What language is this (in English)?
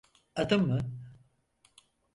Turkish